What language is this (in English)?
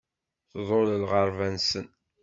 Kabyle